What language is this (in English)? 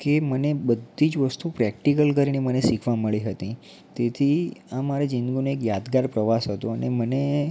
Gujarati